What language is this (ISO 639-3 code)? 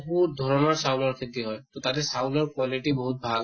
asm